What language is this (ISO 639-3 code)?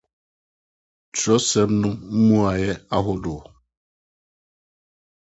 aka